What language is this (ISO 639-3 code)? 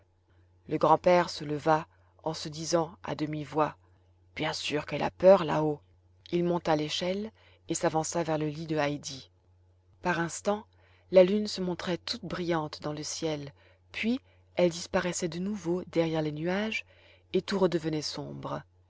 fra